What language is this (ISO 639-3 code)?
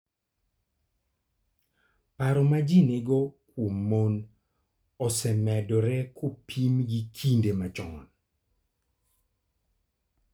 luo